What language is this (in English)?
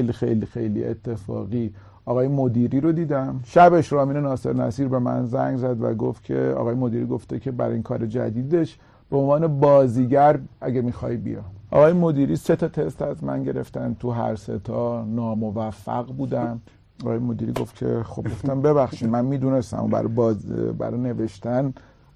Persian